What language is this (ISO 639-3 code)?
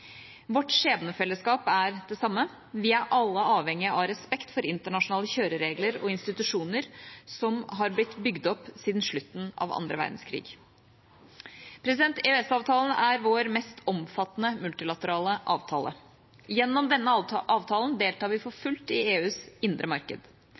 nob